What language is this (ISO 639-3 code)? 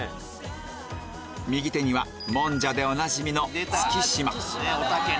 jpn